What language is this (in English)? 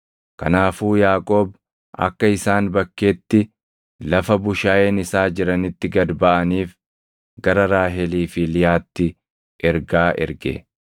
Oromo